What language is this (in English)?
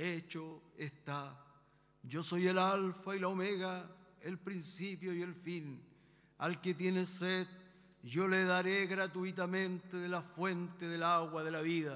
Spanish